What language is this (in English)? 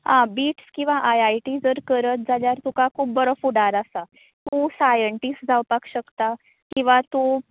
Konkani